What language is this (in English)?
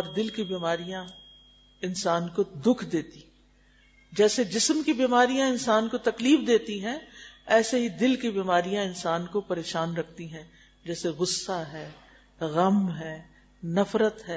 Urdu